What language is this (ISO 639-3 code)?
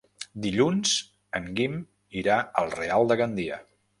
cat